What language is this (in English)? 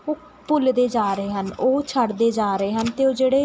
Punjabi